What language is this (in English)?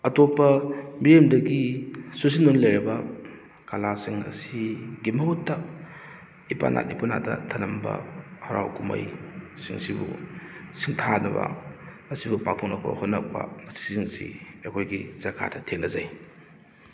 Manipuri